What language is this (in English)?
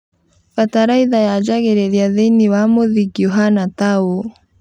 Kikuyu